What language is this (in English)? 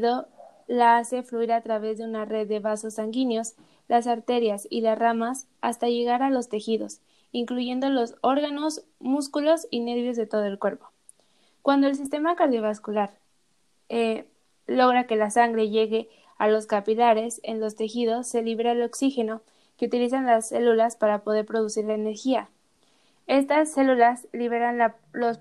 Spanish